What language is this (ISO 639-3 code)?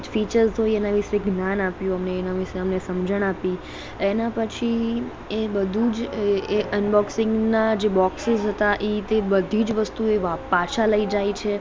guj